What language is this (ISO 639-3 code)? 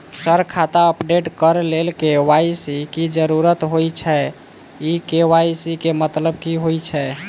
mai